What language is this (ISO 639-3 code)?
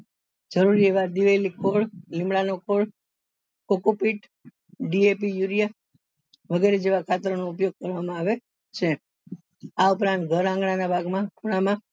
guj